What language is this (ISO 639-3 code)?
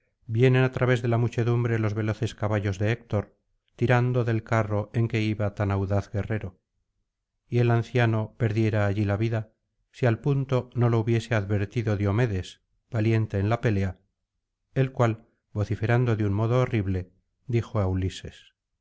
spa